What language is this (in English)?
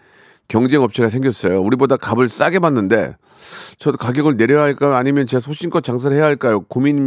Korean